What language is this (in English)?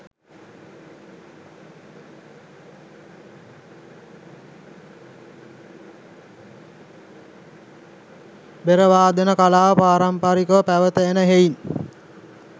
Sinhala